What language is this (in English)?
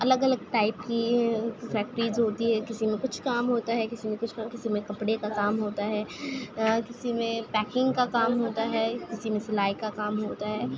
Urdu